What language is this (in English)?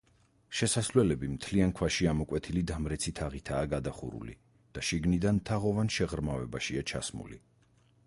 Georgian